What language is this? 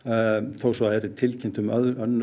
Icelandic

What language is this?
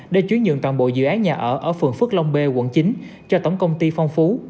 Vietnamese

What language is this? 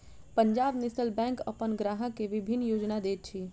Maithili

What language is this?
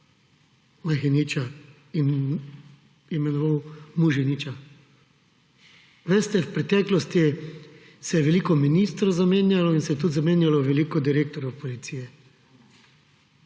Slovenian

